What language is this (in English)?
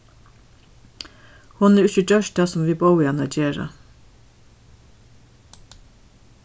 Faroese